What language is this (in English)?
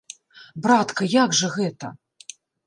Belarusian